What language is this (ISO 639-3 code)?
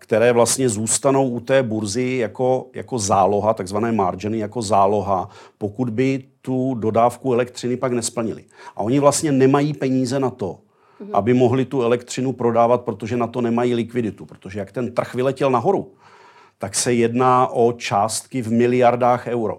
ces